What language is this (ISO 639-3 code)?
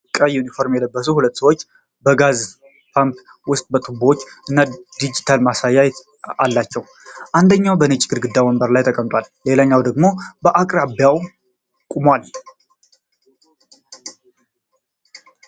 amh